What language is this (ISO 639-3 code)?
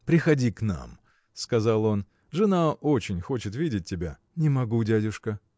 rus